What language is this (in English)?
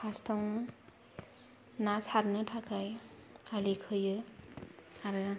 Bodo